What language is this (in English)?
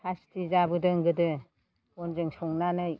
Bodo